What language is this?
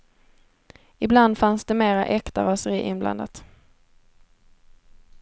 Swedish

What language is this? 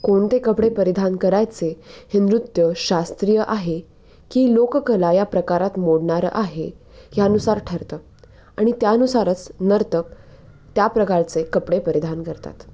Marathi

